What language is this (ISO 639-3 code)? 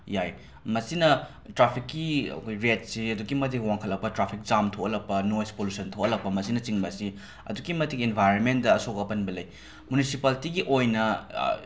mni